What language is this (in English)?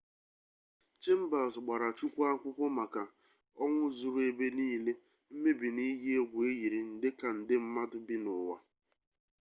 Igbo